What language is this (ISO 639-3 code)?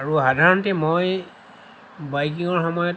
asm